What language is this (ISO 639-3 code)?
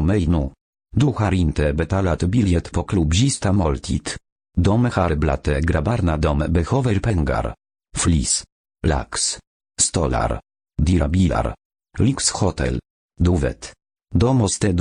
swe